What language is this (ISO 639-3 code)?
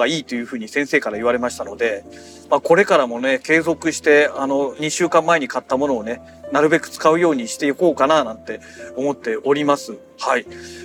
jpn